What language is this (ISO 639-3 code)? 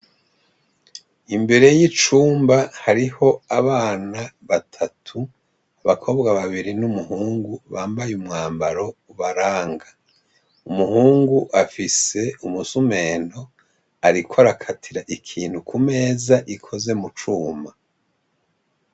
run